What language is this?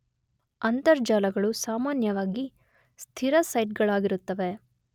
Kannada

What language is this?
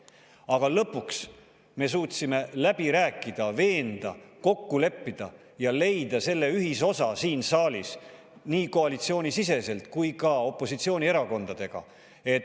Estonian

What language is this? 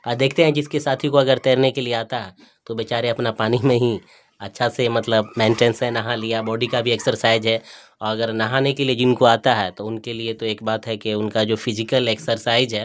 Urdu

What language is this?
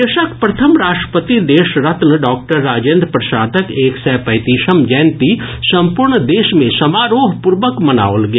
Maithili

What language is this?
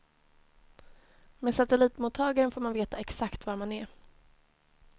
Swedish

